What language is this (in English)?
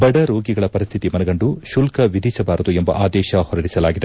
Kannada